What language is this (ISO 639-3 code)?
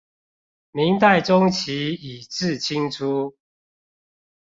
zho